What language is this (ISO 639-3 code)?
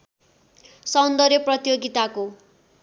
nep